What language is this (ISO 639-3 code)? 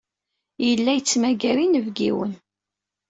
kab